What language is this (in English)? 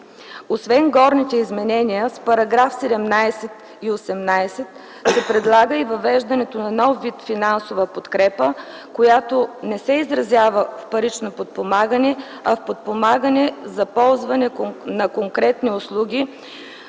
Bulgarian